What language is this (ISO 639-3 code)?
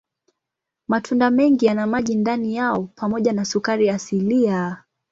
swa